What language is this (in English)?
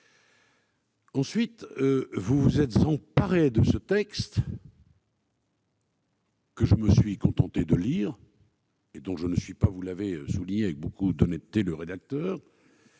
French